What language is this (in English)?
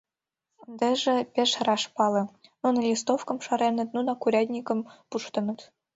Mari